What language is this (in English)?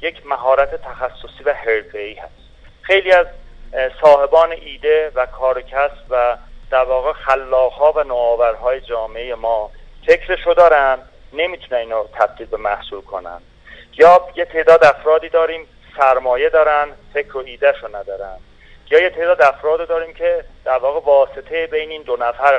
Persian